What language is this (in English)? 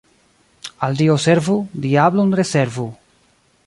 Esperanto